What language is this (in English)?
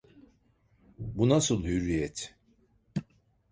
Turkish